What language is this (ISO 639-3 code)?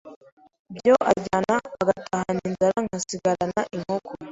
kin